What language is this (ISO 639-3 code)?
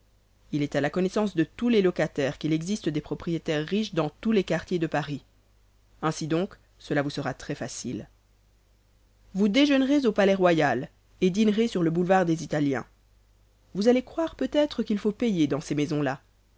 fra